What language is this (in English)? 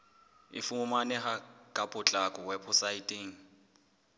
Southern Sotho